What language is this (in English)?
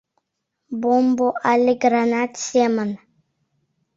Mari